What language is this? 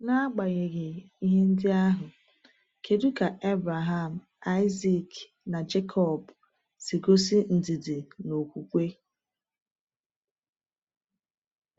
Igbo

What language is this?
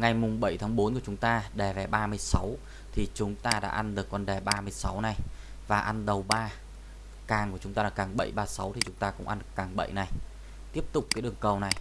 Vietnamese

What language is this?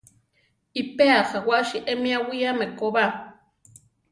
Central Tarahumara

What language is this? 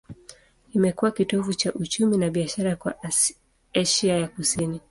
Swahili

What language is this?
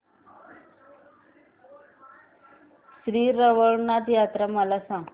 Marathi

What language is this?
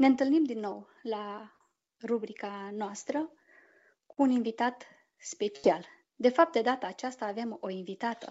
Romanian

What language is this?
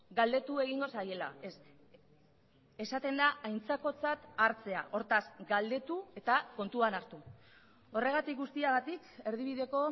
Basque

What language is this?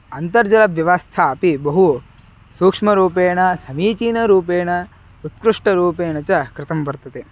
Sanskrit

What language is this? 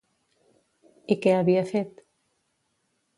Catalan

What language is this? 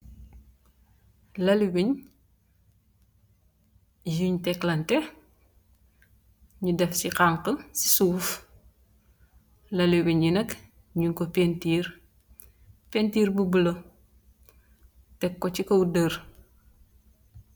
Wolof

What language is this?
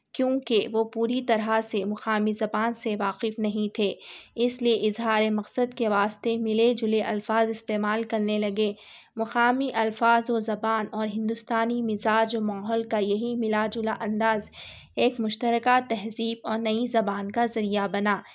Urdu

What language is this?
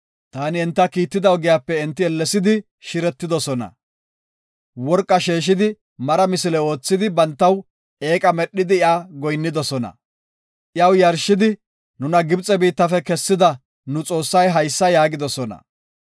Gofa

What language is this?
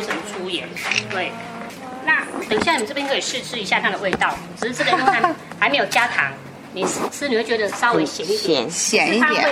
Chinese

